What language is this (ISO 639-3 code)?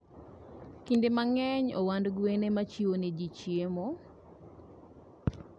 luo